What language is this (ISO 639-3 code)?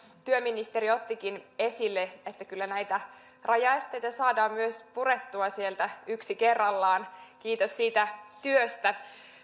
fin